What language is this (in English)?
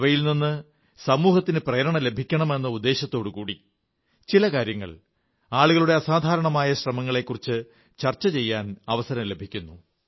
Malayalam